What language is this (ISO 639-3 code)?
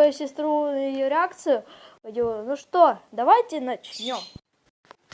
rus